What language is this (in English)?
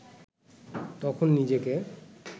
Bangla